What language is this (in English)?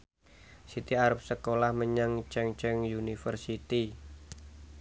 Javanese